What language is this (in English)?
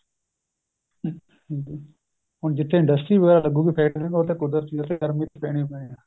Punjabi